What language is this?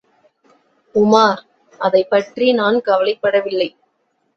Tamil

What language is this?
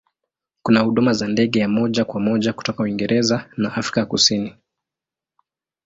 Swahili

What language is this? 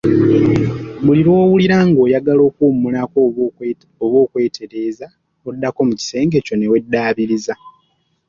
Ganda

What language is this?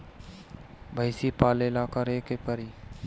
Bhojpuri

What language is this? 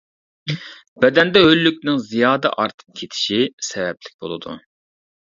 Uyghur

